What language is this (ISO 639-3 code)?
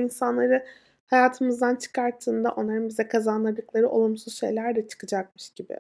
tur